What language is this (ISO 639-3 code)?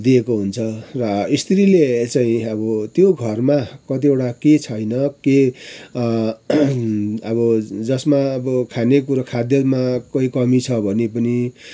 nep